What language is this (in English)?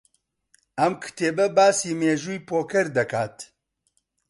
Central Kurdish